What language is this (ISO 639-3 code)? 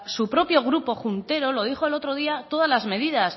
spa